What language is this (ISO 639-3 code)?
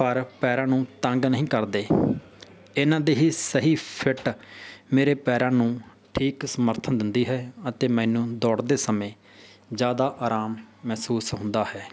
pan